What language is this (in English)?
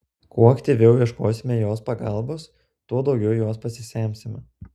Lithuanian